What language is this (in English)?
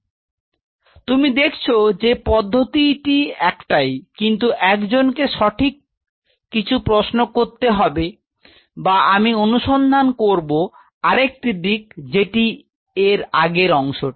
Bangla